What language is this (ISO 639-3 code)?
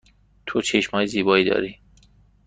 fas